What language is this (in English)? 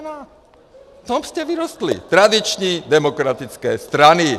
Czech